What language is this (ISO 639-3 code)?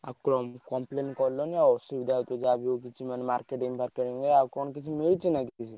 ori